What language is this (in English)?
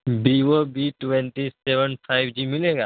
Urdu